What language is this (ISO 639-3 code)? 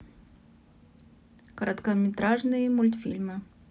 rus